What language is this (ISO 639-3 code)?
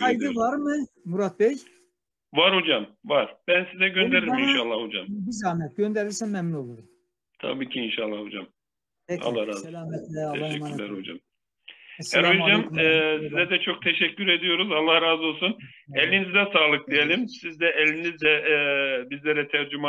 tur